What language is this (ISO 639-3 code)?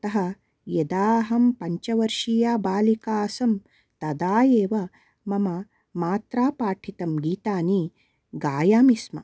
san